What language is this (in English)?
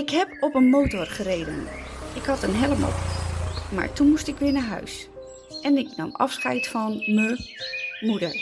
Dutch